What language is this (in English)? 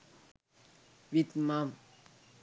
Sinhala